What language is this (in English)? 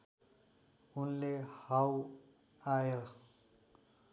Nepali